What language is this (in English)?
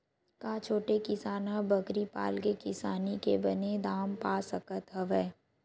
Chhattisgarhi